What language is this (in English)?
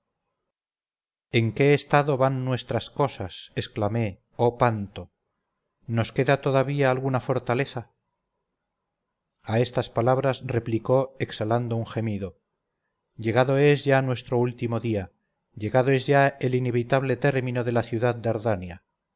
Spanish